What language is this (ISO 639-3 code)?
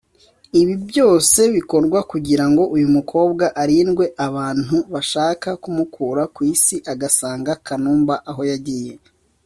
kin